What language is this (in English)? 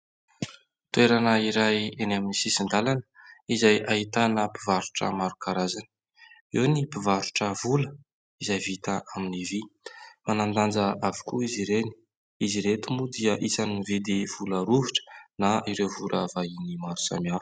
Malagasy